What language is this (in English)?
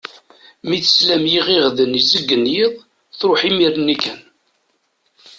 Kabyle